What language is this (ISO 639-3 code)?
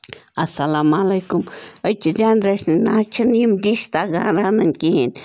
kas